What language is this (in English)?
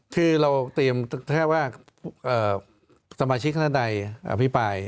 Thai